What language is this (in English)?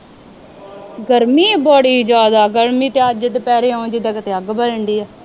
Punjabi